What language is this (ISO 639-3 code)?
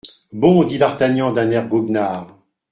fra